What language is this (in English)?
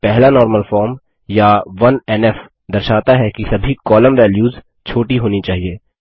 Hindi